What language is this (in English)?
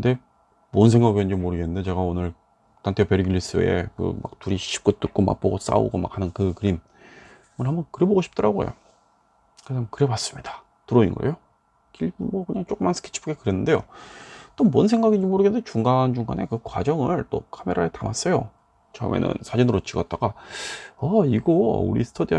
Korean